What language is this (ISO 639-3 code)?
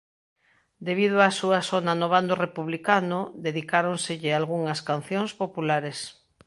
glg